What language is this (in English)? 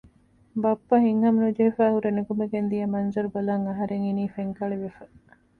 Divehi